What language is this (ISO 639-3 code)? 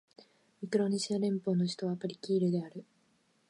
jpn